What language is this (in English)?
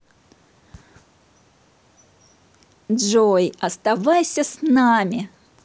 Russian